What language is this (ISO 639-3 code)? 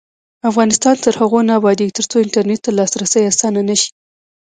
pus